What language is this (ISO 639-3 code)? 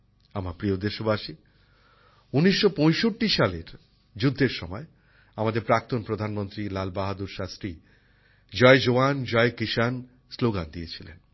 ben